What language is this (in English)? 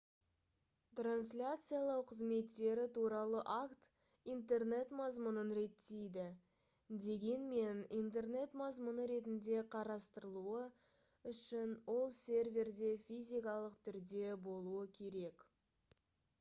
Kazakh